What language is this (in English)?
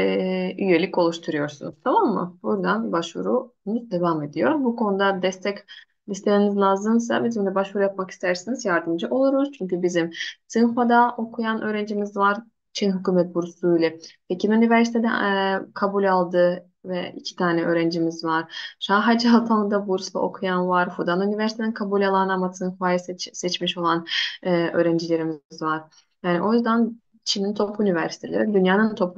Turkish